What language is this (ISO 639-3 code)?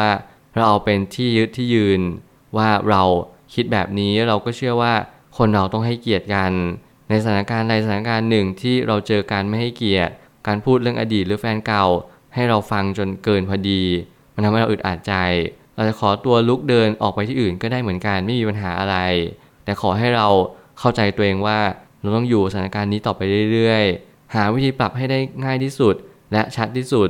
tha